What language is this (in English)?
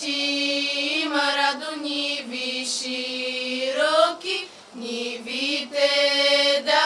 Bulgarian